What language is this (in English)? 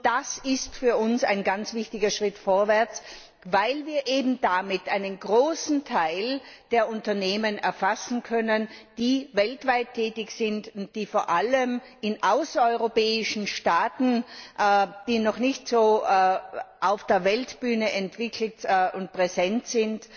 German